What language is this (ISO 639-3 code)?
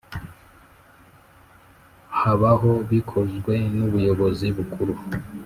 kin